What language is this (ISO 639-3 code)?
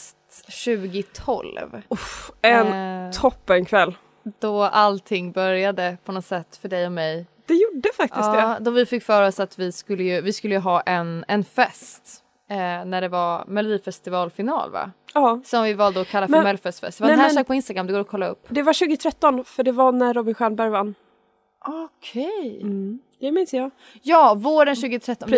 swe